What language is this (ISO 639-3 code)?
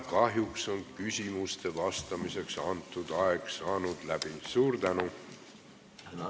est